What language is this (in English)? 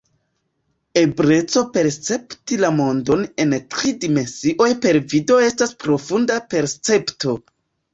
Esperanto